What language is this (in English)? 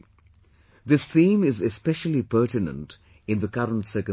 English